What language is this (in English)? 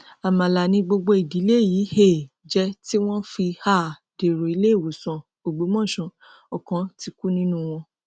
Yoruba